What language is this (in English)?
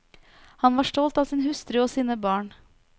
Norwegian